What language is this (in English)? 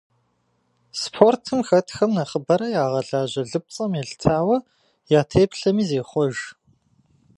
Kabardian